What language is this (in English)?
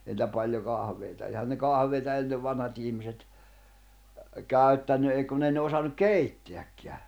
Finnish